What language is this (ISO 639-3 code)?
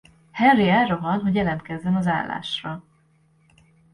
hun